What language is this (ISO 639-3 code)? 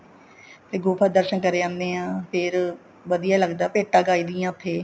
pan